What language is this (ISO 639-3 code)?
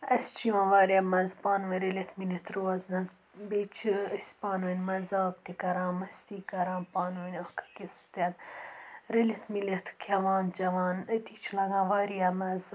kas